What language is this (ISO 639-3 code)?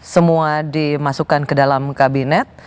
ind